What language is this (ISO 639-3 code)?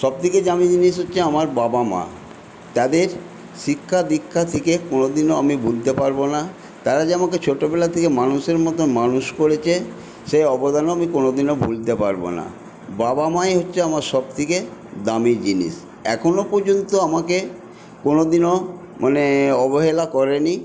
ben